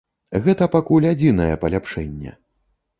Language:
Belarusian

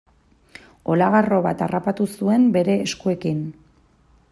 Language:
Basque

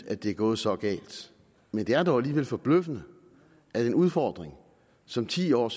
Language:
Danish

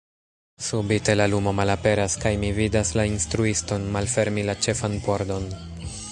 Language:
Esperanto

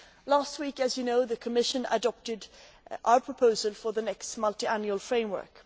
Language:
English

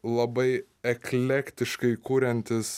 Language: Lithuanian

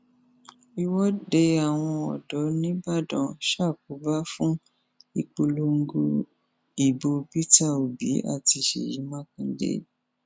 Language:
Yoruba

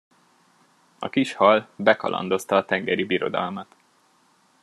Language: Hungarian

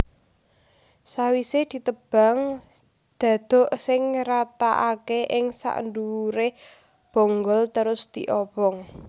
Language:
Javanese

